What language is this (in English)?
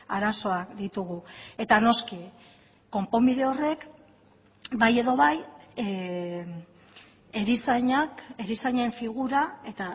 Basque